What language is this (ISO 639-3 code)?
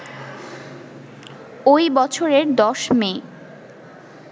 ben